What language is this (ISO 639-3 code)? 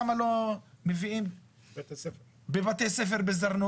heb